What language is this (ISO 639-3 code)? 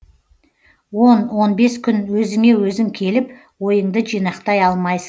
kaz